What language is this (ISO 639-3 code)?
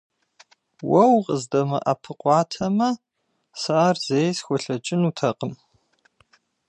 kbd